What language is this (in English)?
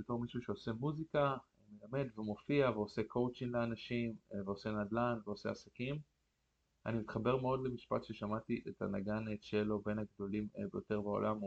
Hebrew